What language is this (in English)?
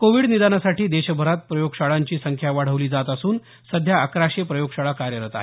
Marathi